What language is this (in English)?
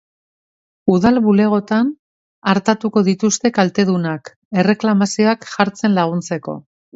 Basque